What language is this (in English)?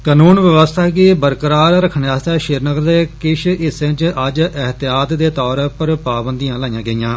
Dogri